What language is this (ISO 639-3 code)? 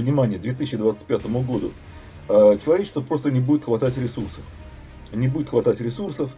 rus